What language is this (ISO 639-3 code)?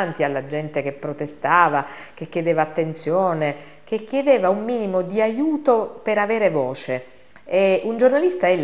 ita